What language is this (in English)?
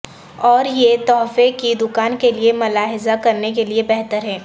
Urdu